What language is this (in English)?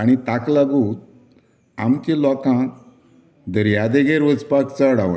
Konkani